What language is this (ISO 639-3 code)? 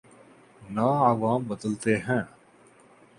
urd